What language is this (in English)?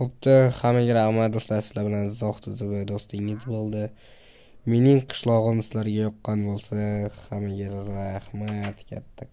Turkish